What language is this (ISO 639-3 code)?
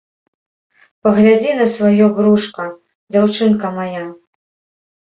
bel